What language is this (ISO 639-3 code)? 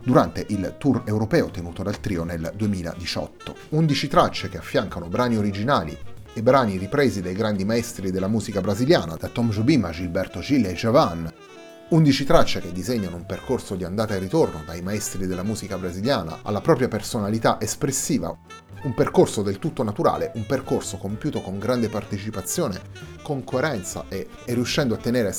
ita